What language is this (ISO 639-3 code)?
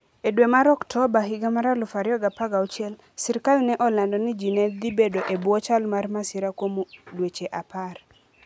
luo